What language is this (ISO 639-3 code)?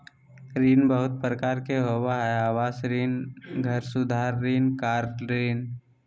mag